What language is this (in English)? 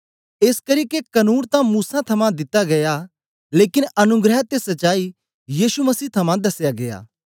Dogri